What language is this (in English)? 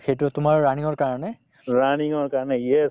Assamese